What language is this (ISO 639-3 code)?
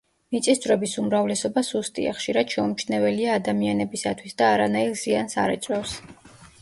kat